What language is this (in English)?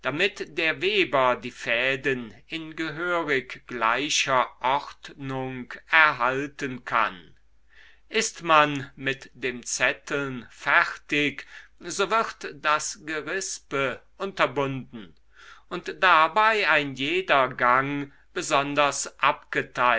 German